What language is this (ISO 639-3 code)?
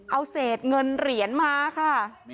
tha